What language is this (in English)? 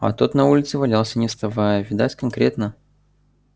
Russian